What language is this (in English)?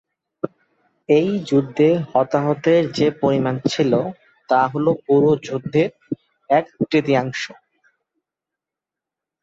Bangla